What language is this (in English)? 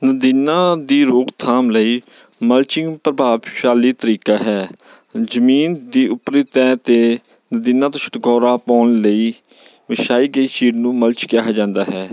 Punjabi